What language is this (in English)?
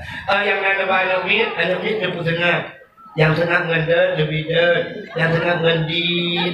Malay